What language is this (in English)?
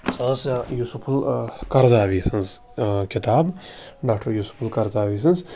Kashmiri